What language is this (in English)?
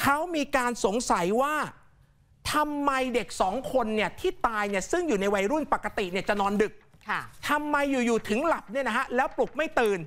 Thai